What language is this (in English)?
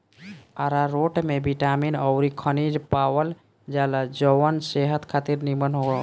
Bhojpuri